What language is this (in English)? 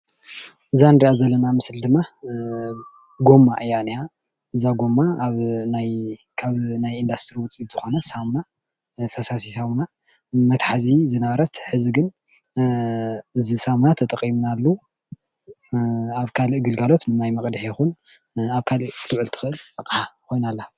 Tigrinya